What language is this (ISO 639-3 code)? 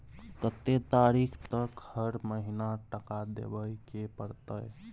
mai